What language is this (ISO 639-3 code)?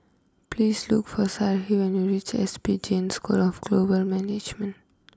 eng